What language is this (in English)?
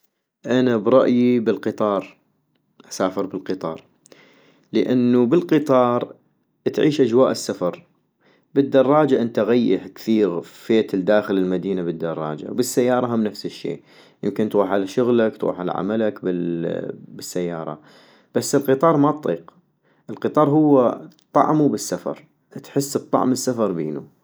North Mesopotamian Arabic